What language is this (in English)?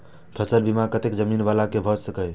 Maithili